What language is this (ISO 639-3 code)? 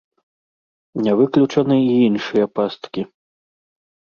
bel